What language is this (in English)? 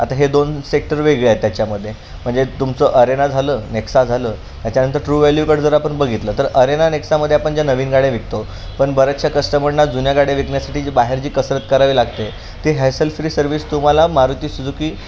Marathi